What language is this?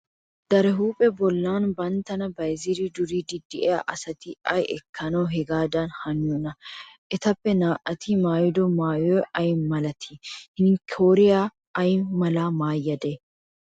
Wolaytta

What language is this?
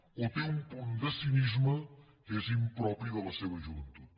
Catalan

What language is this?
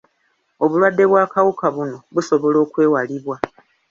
Ganda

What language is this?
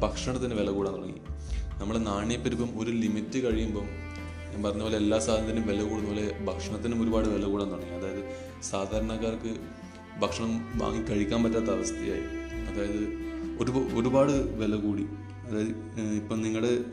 Malayalam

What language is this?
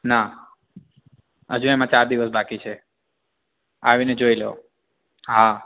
Gujarati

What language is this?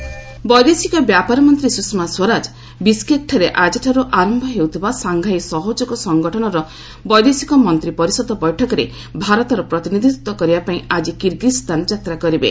Odia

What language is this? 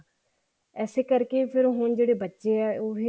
Punjabi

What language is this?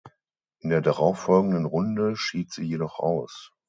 German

